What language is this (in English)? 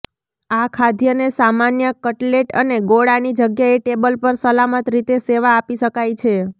Gujarati